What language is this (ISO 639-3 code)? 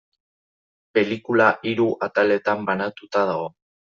eus